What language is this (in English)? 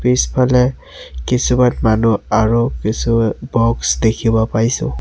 Assamese